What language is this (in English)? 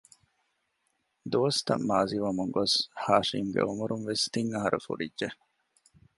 Divehi